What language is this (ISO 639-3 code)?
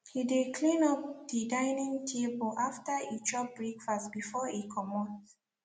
pcm